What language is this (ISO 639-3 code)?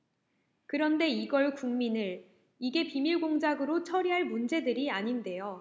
kor